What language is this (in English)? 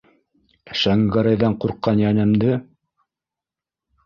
Bashkir